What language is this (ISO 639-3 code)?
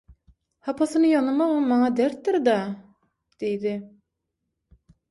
tuk